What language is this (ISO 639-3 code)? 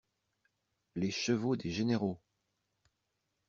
fra